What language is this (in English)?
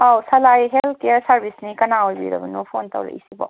Manipuri